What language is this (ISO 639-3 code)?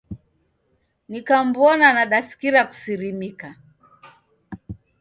dav